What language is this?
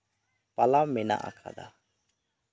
Santali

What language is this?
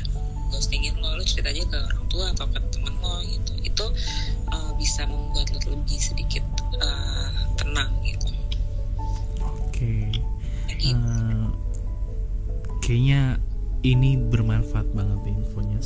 Indonesian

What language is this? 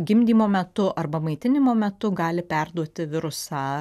Lithuanian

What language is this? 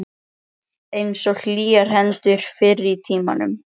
Icelandic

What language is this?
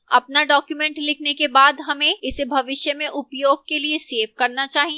Hindi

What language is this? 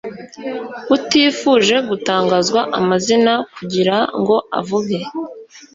Kinyarwanda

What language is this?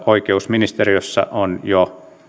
Finnish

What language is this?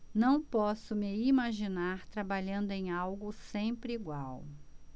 Portuguese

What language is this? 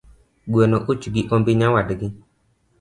Luo (Kenya and Tanzania)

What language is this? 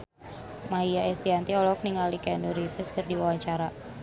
Sundanese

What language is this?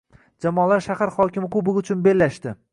Uzbek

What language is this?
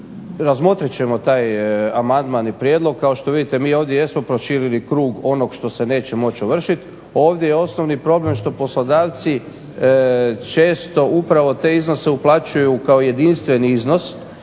Croatian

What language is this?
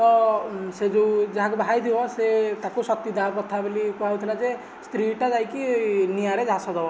Odia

